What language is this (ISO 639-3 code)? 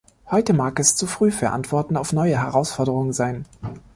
deu